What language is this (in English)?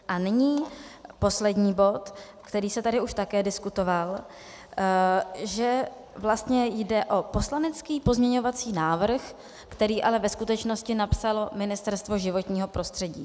Czech